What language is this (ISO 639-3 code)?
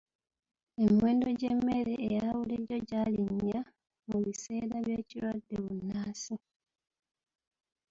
lug